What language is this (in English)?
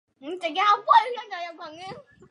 Chinese